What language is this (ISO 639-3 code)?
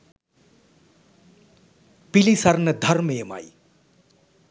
sin